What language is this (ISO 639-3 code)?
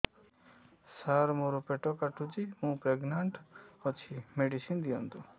ori